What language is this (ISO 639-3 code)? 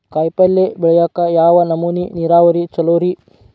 kan